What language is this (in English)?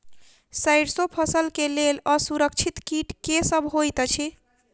Maithili